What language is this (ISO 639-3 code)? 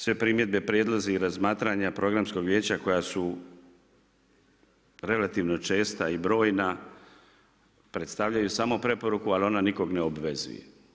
hrv